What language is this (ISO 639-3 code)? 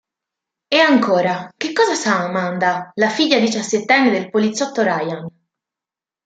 ita